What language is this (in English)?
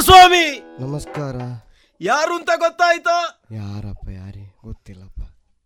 Kannada